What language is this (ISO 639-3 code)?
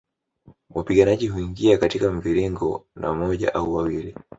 swa